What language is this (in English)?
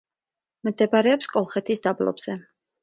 Georgian